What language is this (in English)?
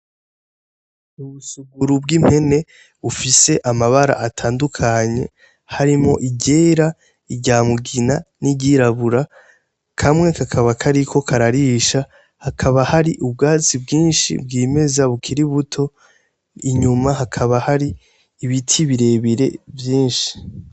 Rundi